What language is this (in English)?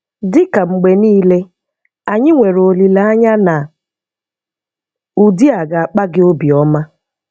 Igbo